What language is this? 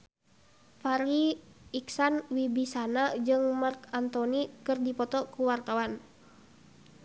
Sundanese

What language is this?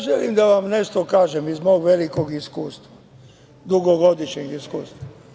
Serbian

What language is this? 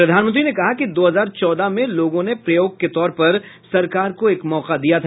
Hindi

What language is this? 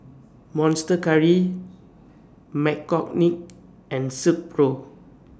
English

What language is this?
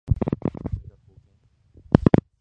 Japanese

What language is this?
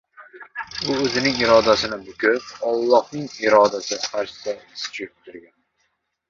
Uzbek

